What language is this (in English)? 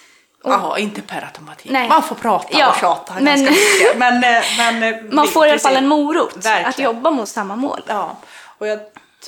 Swedish